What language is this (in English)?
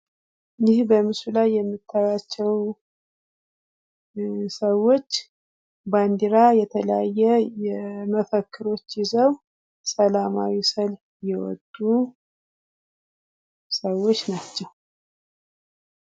Amharic